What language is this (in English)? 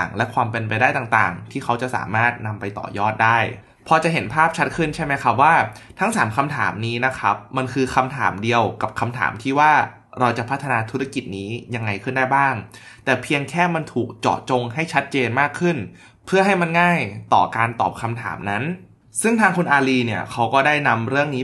Thai